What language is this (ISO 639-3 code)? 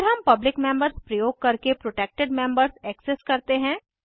hin